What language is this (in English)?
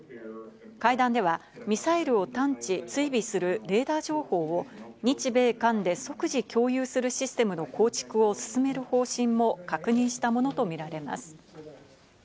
Japanese